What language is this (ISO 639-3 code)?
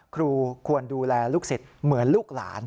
tha